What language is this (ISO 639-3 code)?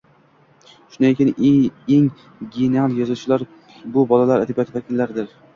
uzb